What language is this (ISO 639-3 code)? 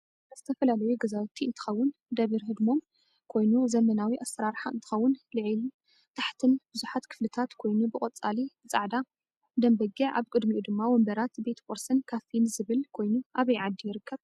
tir